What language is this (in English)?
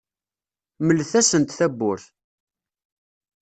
Kabyle